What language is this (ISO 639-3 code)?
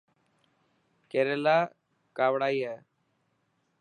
mki